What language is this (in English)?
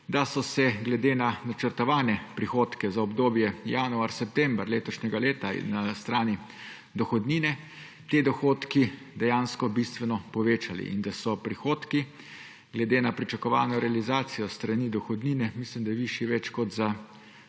Slovenian